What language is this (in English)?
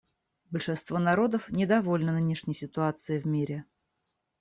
Russian